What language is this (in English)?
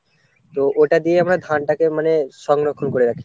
Bangla